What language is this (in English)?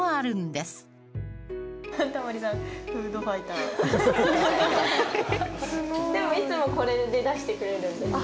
Japanese